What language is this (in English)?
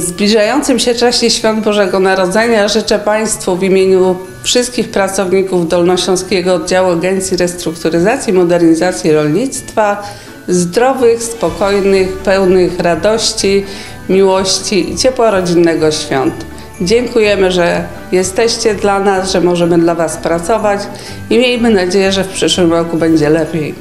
Polish